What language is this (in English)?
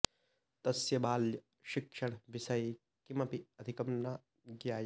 Sanskrit